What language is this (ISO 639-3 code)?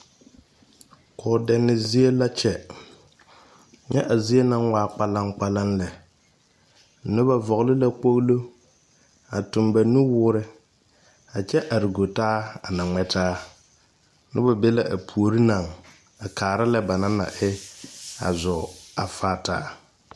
dga